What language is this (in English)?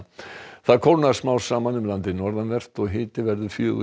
Icelandic